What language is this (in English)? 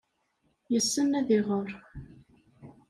Kabyle